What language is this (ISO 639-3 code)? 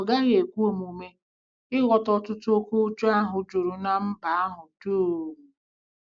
ibo